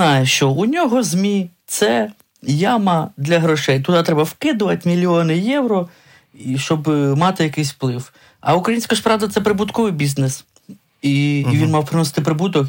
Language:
Ukrainian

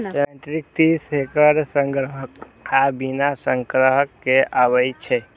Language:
Maithili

